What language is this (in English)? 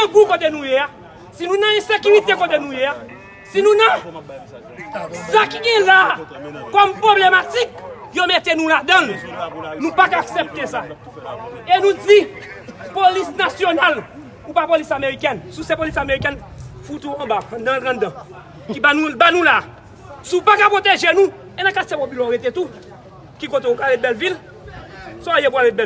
French